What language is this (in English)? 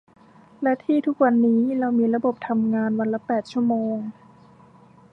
Thai